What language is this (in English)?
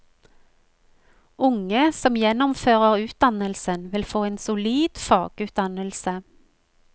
Norwegian